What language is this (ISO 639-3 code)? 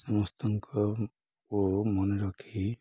ori